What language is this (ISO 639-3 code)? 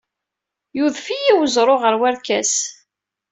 kab